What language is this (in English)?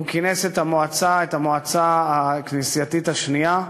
Hebrew